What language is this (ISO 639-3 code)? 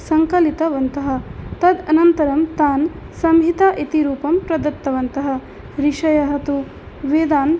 san